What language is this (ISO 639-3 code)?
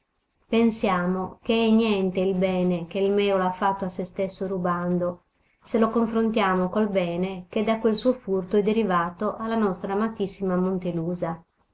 ita